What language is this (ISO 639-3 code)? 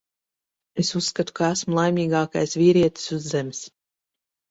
lav